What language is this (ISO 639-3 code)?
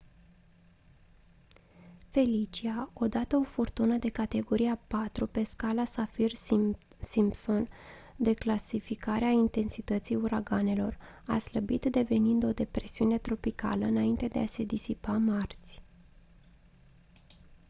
ron